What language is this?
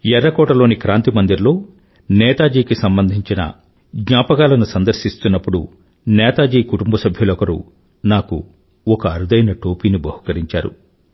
Telugu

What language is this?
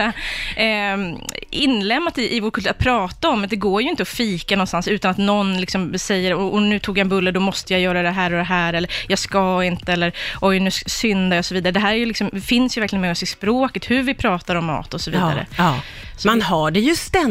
Swedish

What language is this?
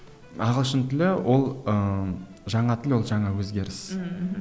Kazakh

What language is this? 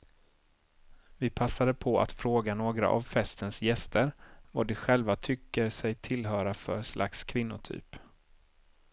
Swedish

